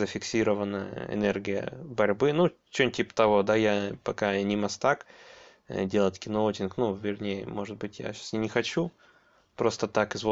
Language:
Russian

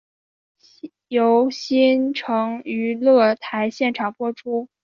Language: Chinese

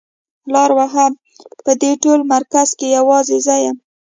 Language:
Pashto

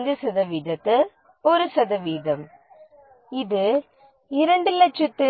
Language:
Tamil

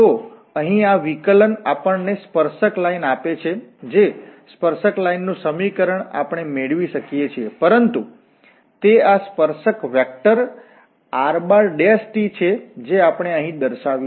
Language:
Gujarati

